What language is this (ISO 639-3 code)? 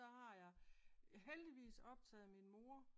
dan